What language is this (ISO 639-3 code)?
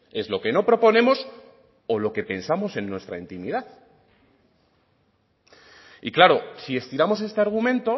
spa